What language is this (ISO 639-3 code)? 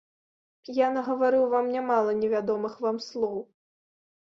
bel